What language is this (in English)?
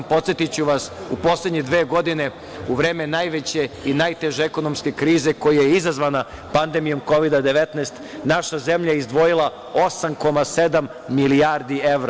Serbian